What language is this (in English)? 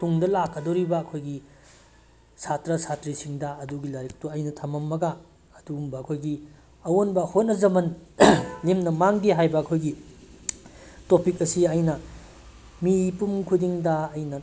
Manipuri